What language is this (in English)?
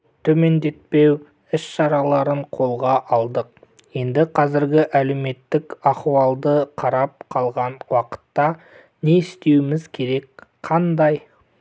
Kazakh